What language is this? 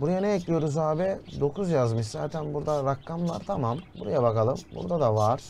Turkish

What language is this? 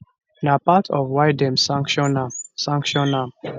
Nigerian Pidgin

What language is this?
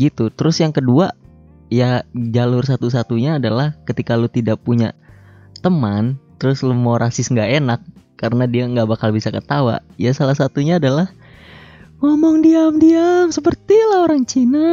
Indonesian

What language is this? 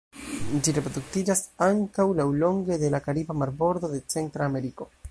Esperanto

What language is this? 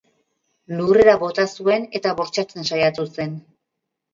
Basque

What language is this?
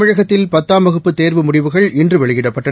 Tamil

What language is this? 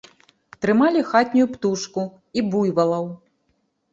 Belarusian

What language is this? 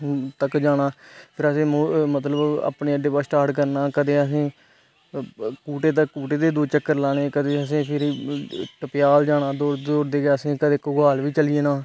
Dogri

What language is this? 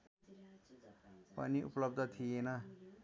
Nepali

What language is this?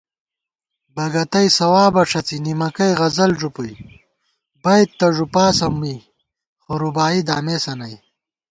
Gawar-Bati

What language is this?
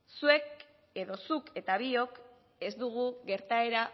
Basque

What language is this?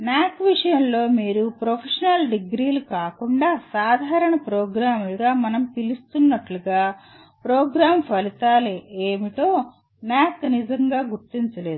Telugu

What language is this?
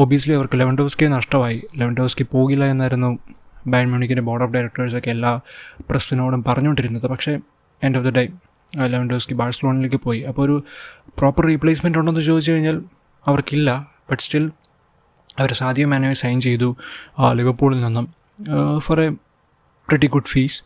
Malayalam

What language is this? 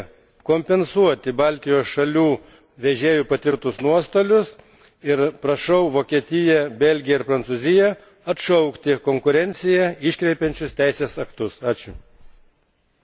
Lithuanian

